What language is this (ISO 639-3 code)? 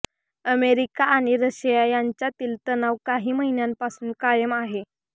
mar